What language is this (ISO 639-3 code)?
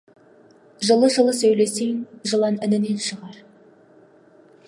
kaz